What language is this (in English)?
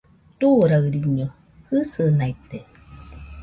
Nüpode Huitoto